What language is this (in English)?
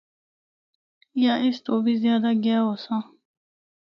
Northern Hindko